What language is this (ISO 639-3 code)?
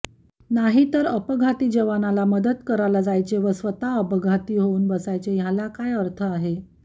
mar